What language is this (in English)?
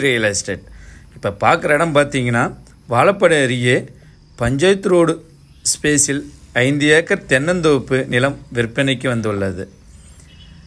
Arabic